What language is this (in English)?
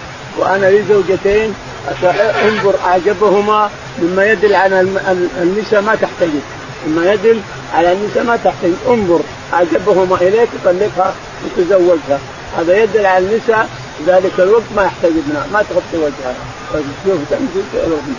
Arabic